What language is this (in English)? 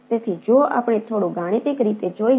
Gujarati